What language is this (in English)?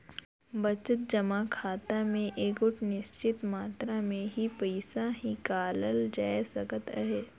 Chhattisgarhi